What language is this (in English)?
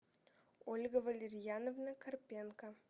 Russian